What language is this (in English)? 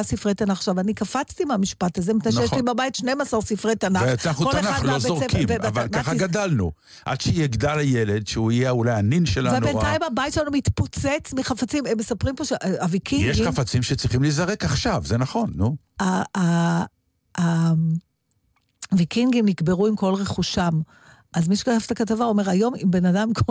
Hebrew